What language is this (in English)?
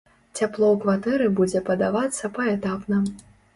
Belarusian